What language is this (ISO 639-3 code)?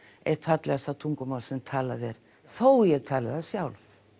isl